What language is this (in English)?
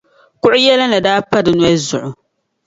Dagbani